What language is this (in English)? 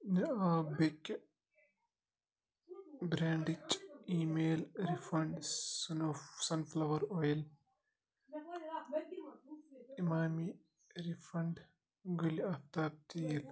Kashmiri